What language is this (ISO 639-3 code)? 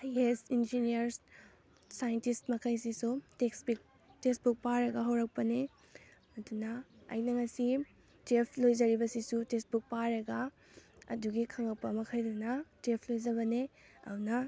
mni